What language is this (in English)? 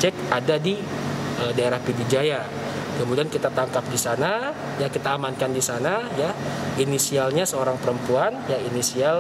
Indonesian